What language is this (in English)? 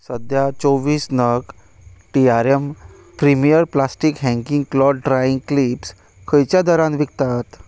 Konkani